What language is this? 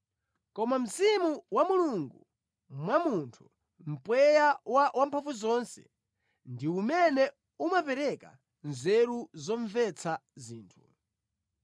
Nyanja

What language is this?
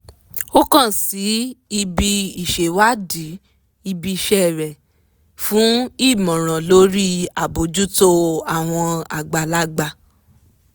Yoruba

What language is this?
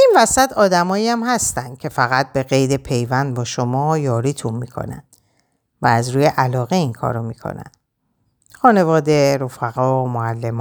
Persian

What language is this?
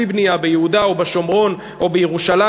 Hebrew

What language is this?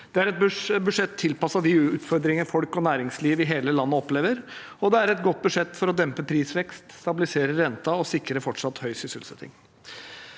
Norwegian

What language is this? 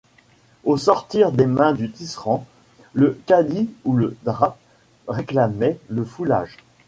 French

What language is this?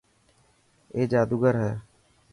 Dhatki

